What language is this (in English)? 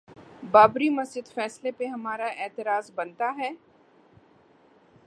Urdu